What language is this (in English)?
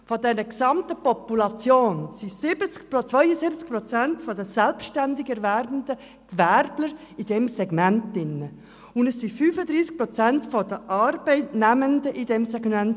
Swiss German